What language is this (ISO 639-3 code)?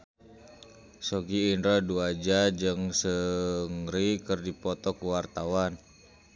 sun